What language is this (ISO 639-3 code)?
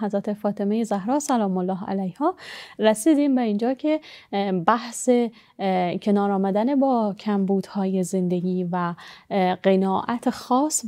fas